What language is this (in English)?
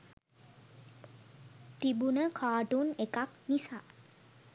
Sinhala